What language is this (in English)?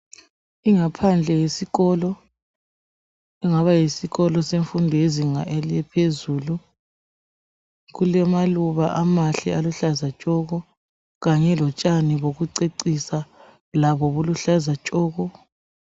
North Ndebele